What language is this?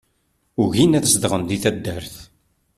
Kabyle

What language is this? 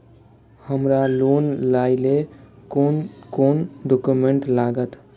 Maithili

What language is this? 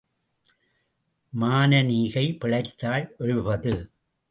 Tamil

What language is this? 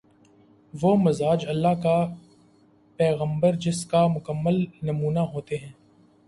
Urdu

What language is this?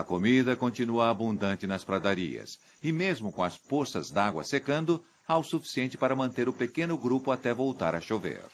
Portuguese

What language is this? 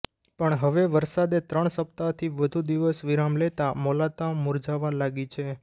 Gujarati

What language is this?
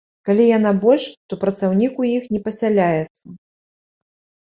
Belarusian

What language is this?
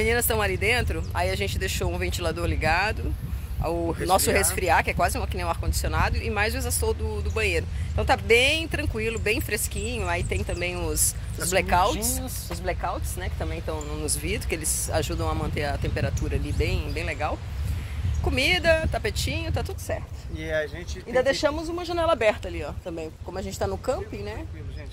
Portuguese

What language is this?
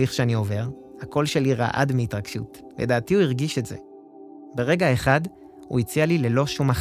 Hebrew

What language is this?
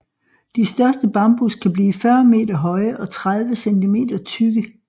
Danish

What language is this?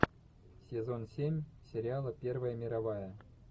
Russian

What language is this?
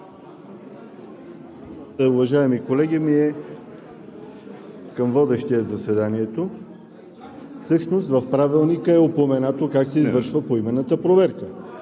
Bulgarian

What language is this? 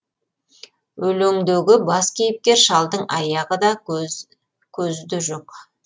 Kazakh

